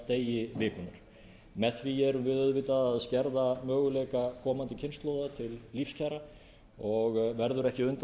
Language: Icelandic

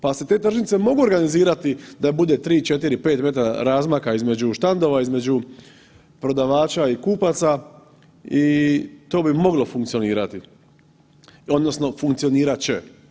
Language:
Croatian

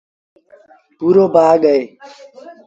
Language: Sindhi Bhil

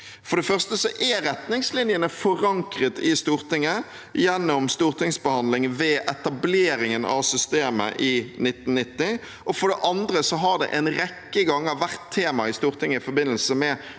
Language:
Norwegian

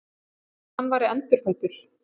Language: Icelandic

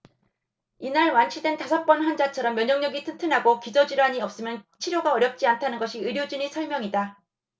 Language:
Korean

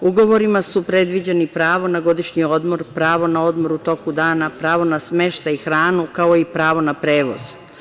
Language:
Serbian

